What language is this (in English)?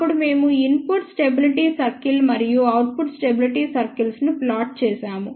Telugu